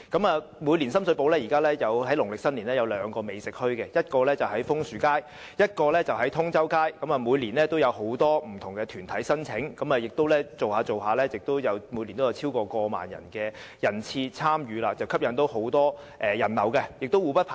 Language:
Cantonese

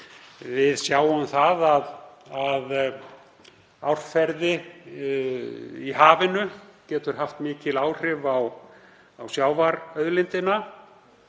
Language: Icelandic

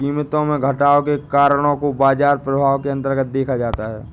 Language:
Hindi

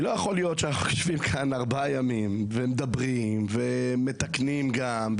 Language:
Hebrew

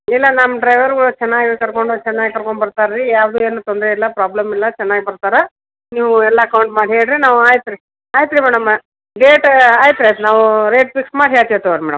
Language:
Kannada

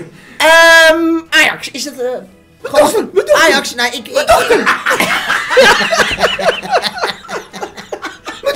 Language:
Dutch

